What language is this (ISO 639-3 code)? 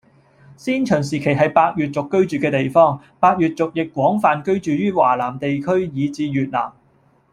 yue